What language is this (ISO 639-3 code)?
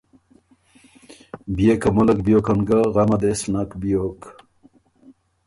oru